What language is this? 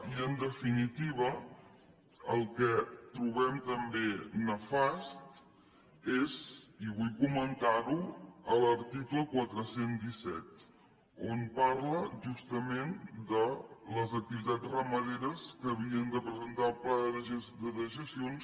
Catalan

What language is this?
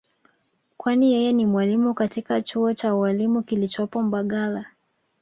Swahili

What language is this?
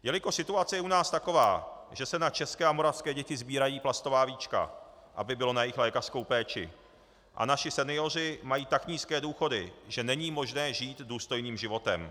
Czech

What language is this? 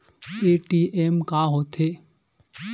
Chhattisgarhi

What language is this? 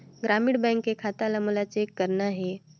Chhattisgarhi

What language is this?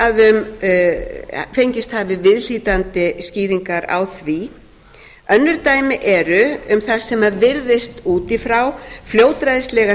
Icelandic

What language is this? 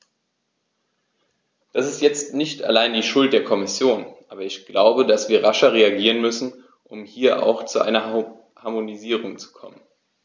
German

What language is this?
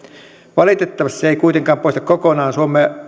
Finnish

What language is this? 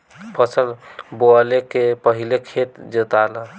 Bhojpuri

